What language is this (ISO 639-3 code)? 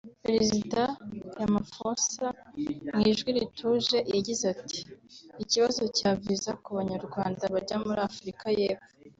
kin